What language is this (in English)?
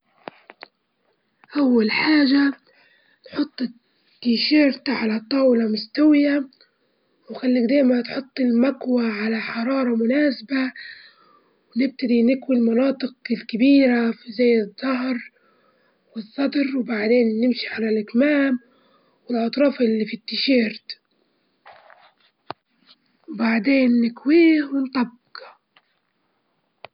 Libyan Arabic